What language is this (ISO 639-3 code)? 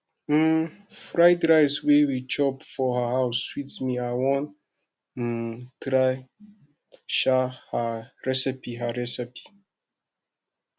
pcm